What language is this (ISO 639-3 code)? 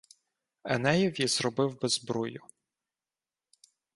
ukr